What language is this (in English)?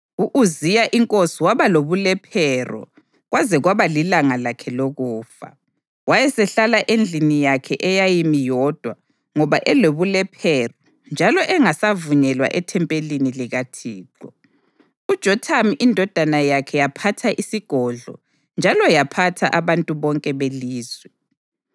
North Ndebele